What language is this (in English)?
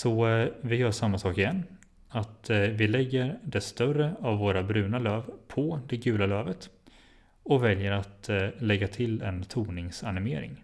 Swedish